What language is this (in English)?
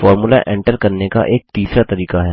Hindi